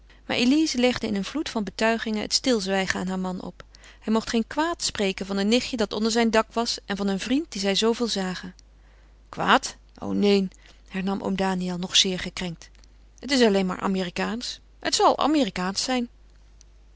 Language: Dutch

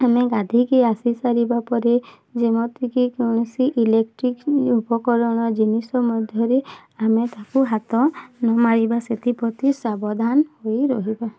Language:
Odia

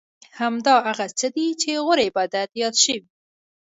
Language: Pashto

